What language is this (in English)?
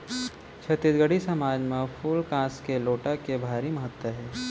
Chhattisgarhi